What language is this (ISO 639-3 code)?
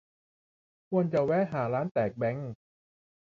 tha